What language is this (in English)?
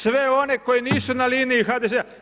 Croatian